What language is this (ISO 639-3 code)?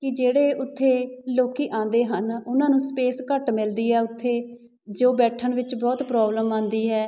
pan